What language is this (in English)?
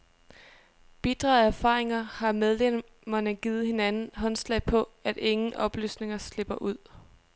Danish